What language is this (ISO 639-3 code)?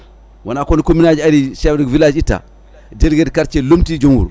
ful